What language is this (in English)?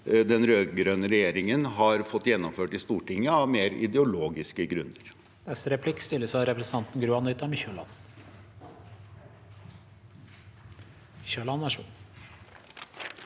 Norwegian